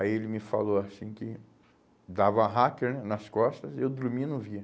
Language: Portuguese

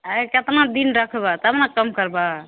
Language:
Maithili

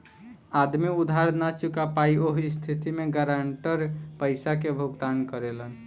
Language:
Bhojpuri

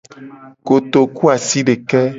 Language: Gen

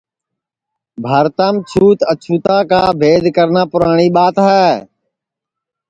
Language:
Sansi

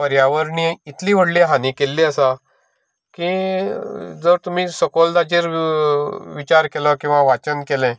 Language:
Konkani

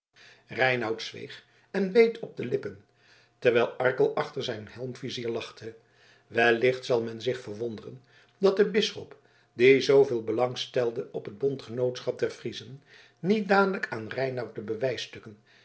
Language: Dutch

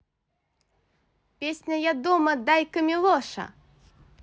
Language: Russian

